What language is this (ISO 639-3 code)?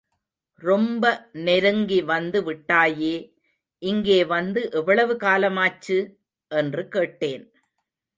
tam